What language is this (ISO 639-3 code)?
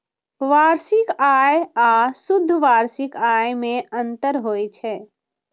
mai